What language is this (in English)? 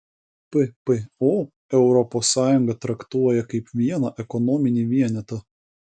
Lithuanian